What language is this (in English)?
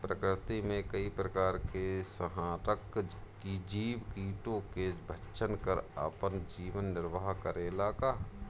Bhojpuri